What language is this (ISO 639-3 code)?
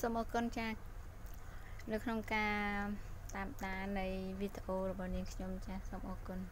vie